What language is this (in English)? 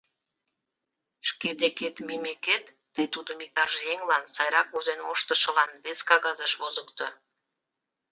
Mari